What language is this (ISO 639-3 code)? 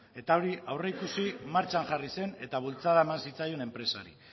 eus